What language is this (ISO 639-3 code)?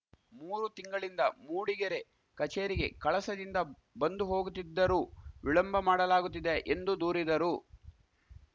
kan